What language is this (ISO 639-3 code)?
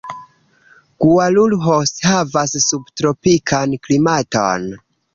epo